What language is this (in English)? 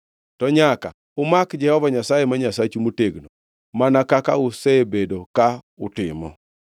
Luo (Kenya and Tanzania)